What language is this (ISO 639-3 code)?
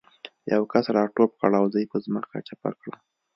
pus